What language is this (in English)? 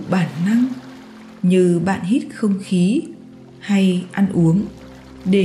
Vietnamese